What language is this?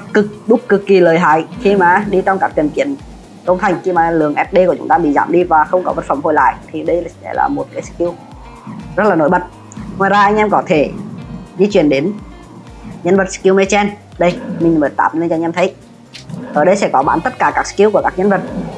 Vietnamese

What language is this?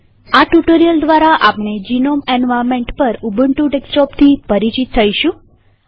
Gujarati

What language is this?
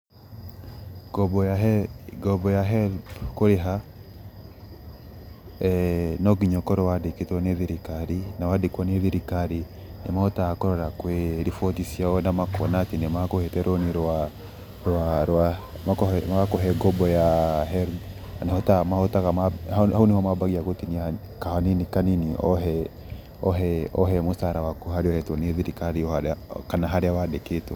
Kikuyu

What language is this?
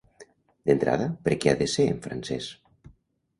Catalan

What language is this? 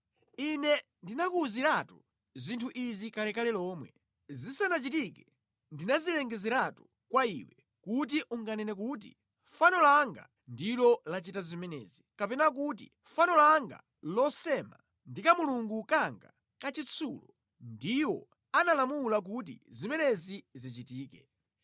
Nyanja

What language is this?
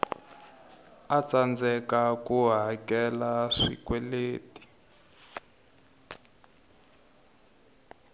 Tsonga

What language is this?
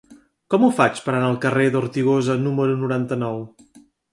Catalan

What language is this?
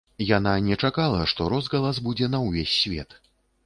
Belarusian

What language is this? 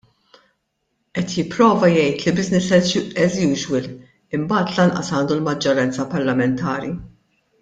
Maltese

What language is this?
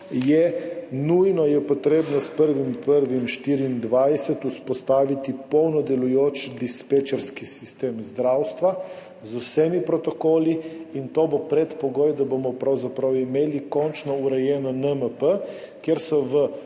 Slovenian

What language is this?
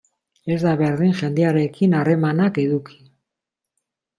Basque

